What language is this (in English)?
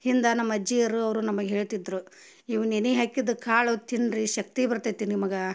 Kannada